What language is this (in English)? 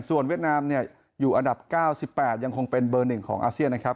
Thai